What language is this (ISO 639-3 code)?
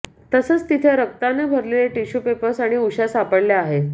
mar